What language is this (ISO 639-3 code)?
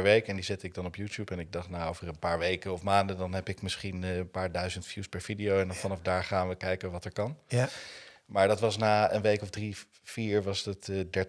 nld